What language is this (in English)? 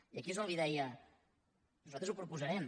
Catalan